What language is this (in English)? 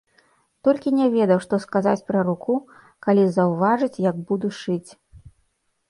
Belarusian